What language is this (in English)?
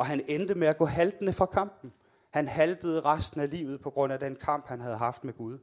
Danish